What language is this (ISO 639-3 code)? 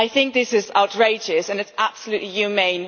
eng